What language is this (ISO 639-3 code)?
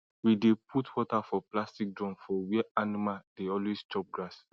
pcm